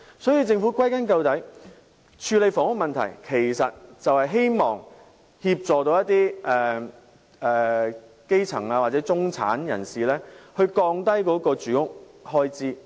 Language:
Cantonese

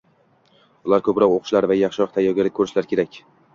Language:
Uzbek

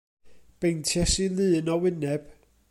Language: Welsh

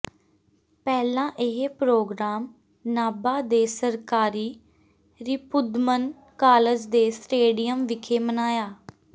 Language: Punjabi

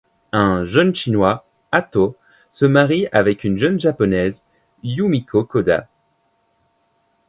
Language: French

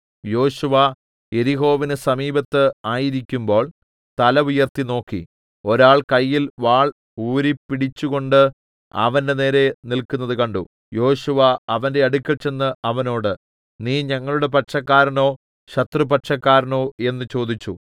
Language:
Malayalam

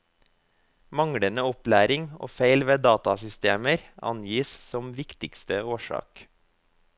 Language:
Norwegian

